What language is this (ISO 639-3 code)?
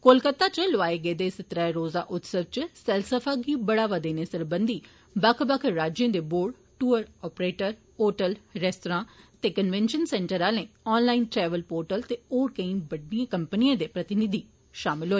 doi